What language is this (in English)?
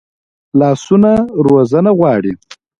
Pashto